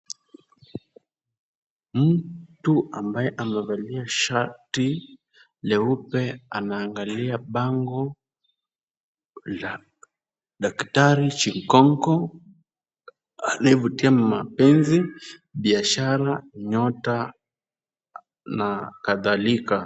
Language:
Swahili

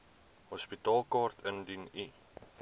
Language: Afrikaans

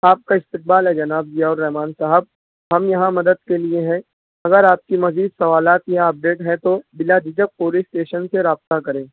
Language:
Urdu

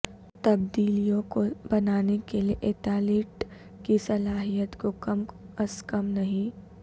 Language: Urdu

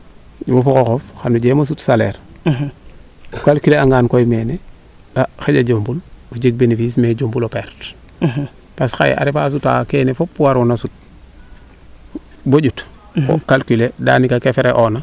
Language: Serer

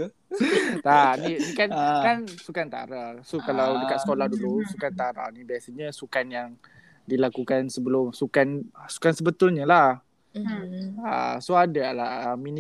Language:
Malay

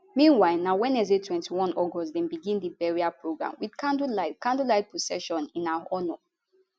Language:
Nigerian Pidgin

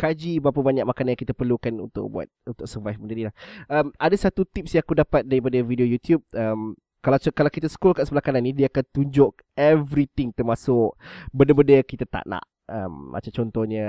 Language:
Malay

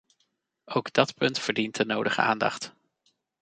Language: Dutch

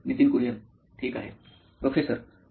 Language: Marathi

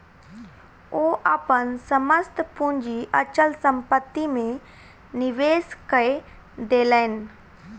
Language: Maithili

